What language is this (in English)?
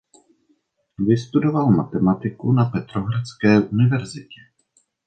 Czech